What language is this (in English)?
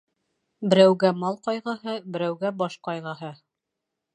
Bashkir